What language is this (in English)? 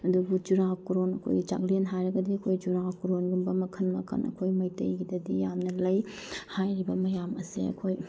Manipuri